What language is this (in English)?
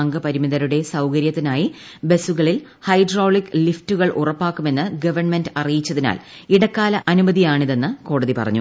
Malayalam